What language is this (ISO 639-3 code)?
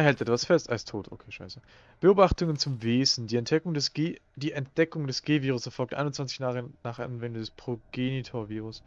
deu